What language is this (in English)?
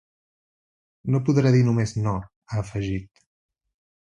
Catalan